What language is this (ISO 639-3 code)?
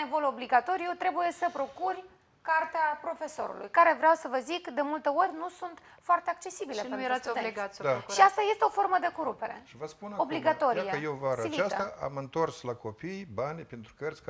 ron